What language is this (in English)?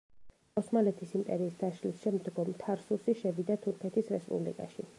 Georgian